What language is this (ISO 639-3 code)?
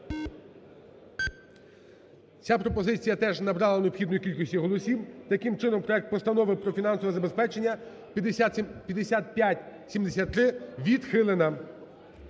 ukr